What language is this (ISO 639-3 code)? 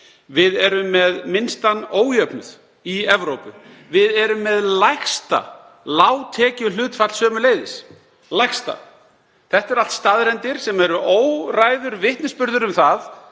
isl